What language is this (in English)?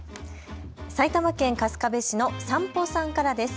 Japanese